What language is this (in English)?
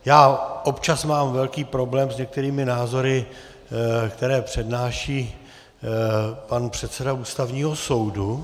Czech